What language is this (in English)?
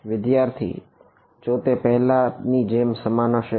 Gujarati